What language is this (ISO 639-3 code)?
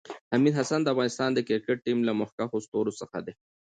pus